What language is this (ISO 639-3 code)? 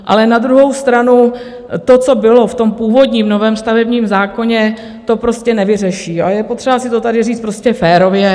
ces